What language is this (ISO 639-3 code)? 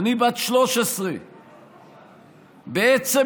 heb